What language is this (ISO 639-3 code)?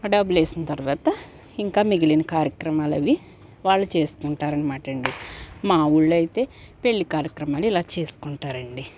tel